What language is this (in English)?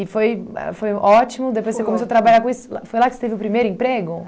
Portuguese